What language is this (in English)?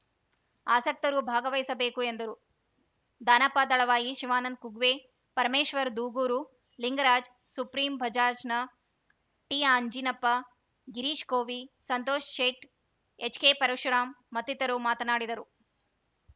Kannada